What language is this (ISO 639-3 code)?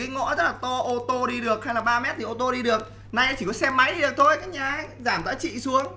vie